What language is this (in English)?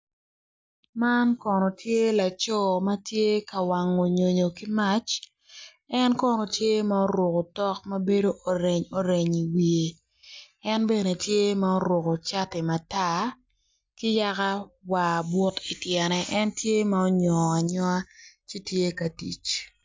Acoli